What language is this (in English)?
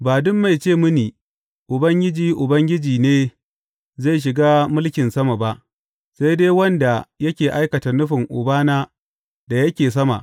Hausa